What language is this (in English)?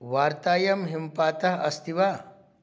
Sanskrit